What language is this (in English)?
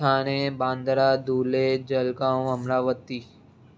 Sindhi